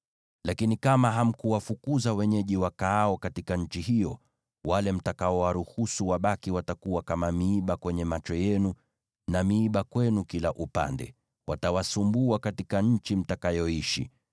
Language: Swahili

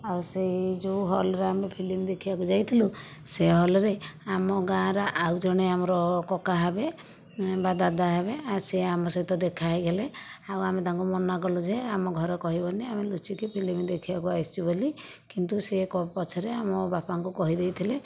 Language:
Odia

